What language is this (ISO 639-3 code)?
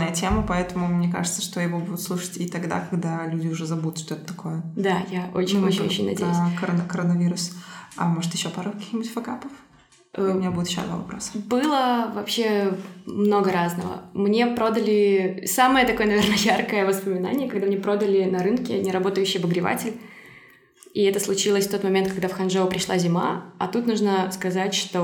rus